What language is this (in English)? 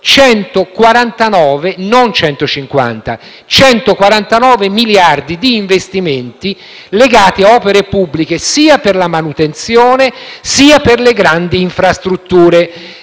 Italian